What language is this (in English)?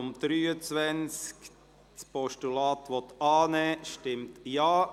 Swiss German